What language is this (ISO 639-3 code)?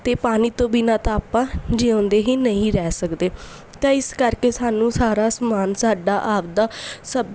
pan